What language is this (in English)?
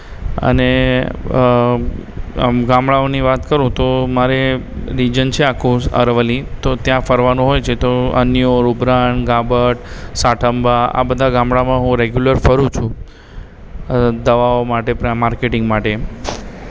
Gujarati